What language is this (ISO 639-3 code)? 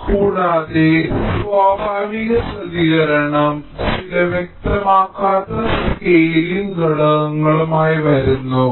mal